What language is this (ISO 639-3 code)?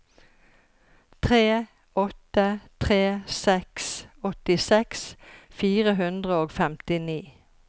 nor